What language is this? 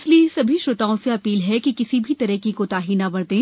Hindi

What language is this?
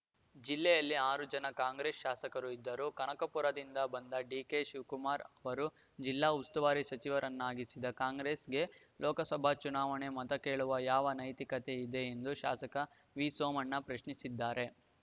Kannada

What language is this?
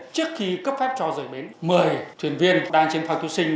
Vietnamese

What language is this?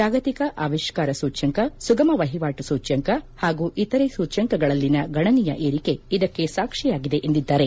Kannada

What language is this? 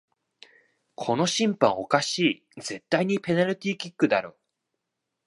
Japanese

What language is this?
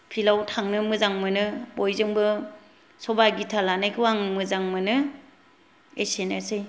Bodo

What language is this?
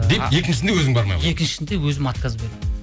Kazakh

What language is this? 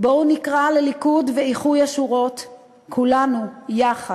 Hebrew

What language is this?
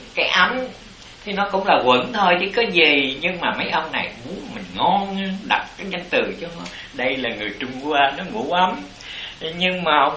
Vietnamese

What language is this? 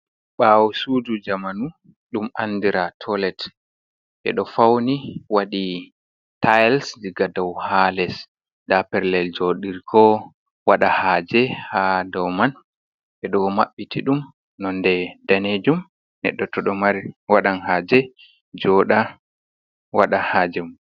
Fula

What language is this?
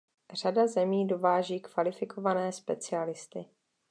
Czech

